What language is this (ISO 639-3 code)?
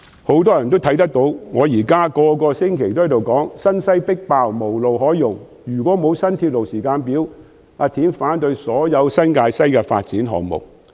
yue